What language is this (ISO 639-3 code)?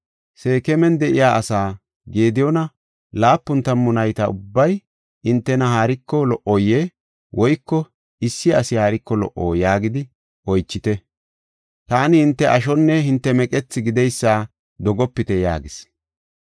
gof